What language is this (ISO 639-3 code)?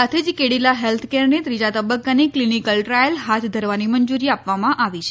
guj